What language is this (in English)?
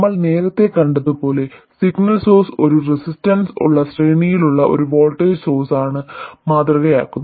Malayalam